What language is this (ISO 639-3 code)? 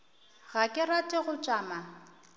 nso